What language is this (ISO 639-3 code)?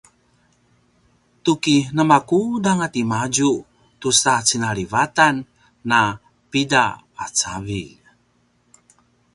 pwn